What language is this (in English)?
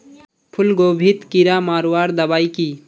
Magahi